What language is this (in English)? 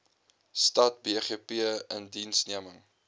Afrikaans